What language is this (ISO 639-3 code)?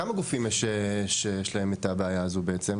heb